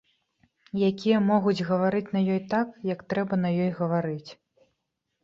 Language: Belarusian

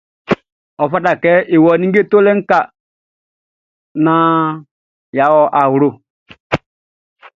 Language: Baoulé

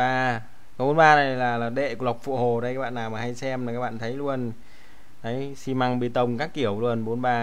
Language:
Vietnamese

